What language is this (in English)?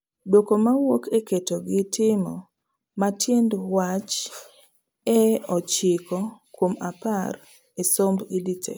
Luo (Kenya and Tanzania)